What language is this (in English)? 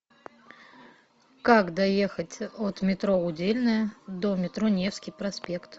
Russian